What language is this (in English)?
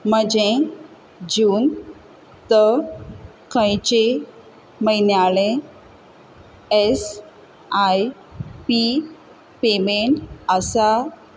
Konkani